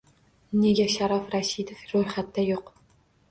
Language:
Uzbek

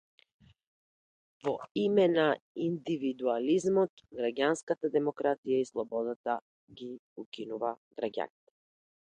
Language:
Macedonian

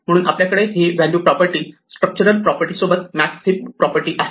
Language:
Marathi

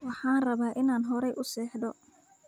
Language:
Somali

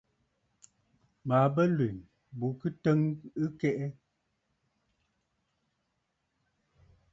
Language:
Bafut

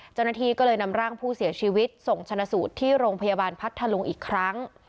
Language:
Thai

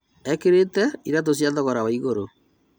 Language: Kikuyu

